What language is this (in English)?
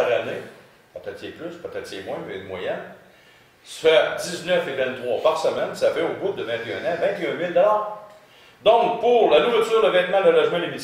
French